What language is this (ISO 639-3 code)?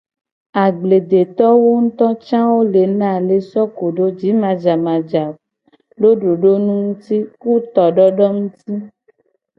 gej